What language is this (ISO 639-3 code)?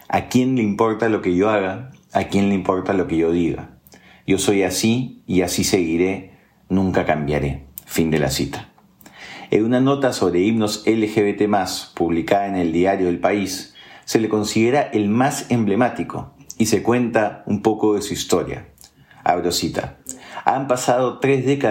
spa